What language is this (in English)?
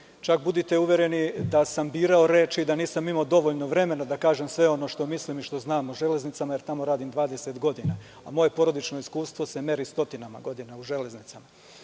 Serbian